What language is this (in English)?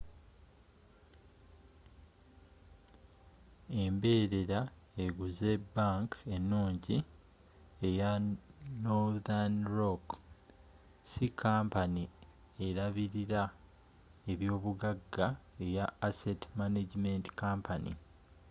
Ganda